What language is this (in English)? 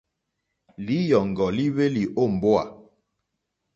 Mokpwe